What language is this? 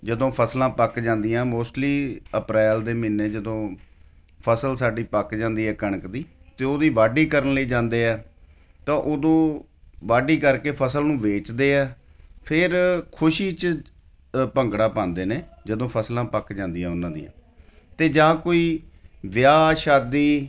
Punjabi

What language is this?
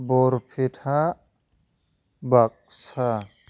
Bodo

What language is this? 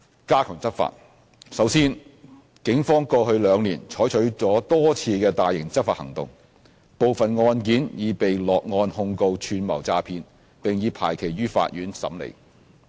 Cantonese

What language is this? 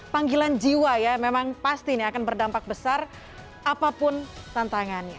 Indonesian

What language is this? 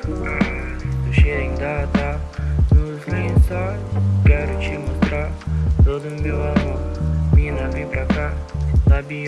Portuguese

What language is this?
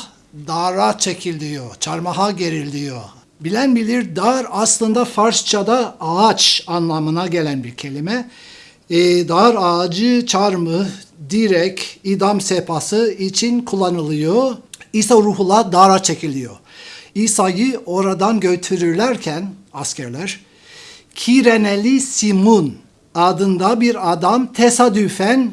Turkish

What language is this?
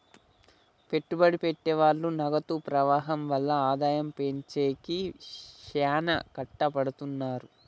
Telugu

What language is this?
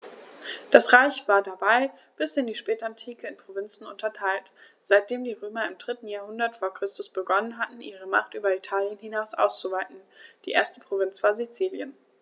German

